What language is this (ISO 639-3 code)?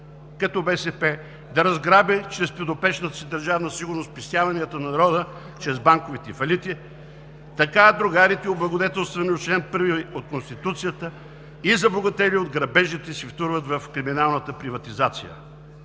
bul